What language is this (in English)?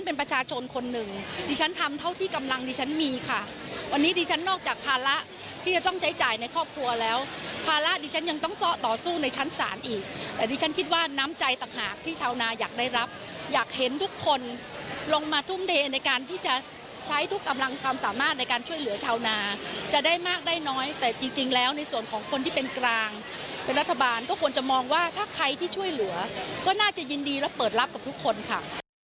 Thai